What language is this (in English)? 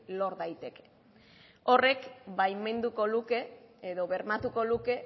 Basque